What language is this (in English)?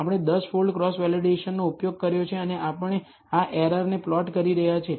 Gujarati